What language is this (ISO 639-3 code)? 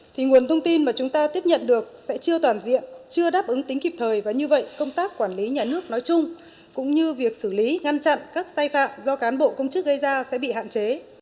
vie